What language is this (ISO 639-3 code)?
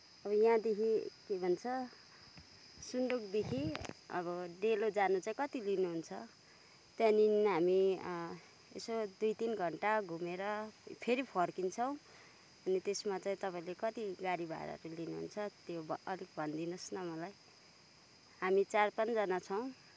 nep